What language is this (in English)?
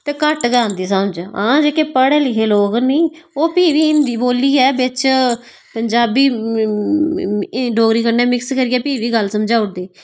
Dogri